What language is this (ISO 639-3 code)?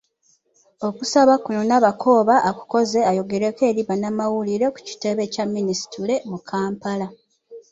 lug